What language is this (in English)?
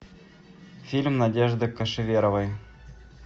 Russian